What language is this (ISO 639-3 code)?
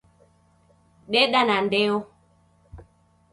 dav